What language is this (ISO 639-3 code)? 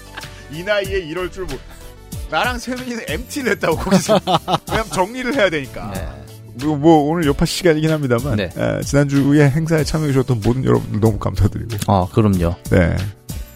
kor